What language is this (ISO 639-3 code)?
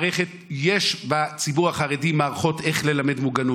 heb